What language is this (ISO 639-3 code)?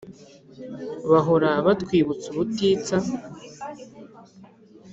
kin